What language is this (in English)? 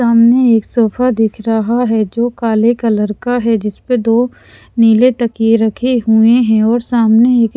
Hindi